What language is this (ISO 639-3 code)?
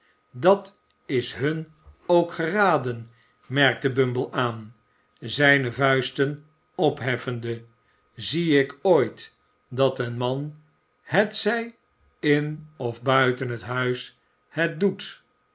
nld